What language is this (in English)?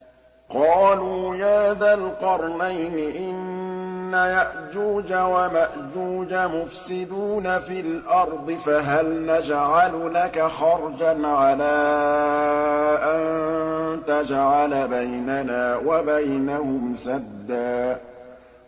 Arabic